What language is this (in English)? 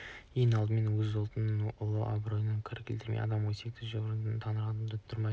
Kazakh